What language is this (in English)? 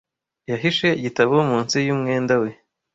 Kinyarwanda